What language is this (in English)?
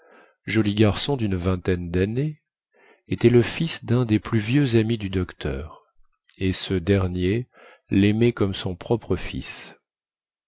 French